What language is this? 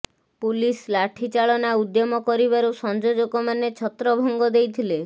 Odia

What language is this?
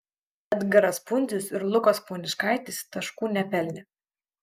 Lithuanian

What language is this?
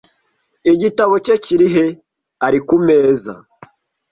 Kinyarwanda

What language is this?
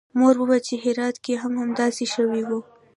Pashto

